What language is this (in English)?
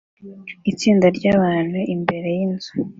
Kinyarwanda